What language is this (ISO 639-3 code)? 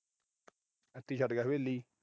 pan